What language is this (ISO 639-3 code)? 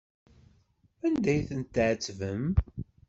kab